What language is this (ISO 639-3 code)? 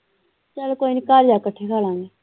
pan